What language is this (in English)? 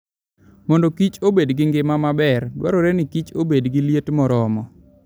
Luo (Kenya and Tanzania)